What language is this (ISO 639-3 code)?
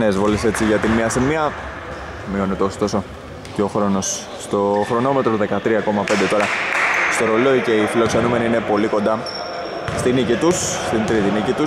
ell